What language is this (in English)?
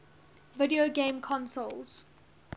English